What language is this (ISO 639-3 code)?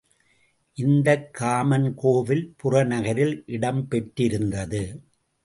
tam